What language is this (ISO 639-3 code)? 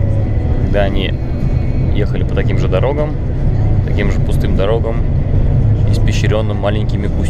rus